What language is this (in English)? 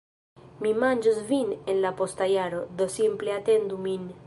Esperanto